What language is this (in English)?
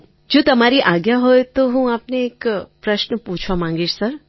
Gujarati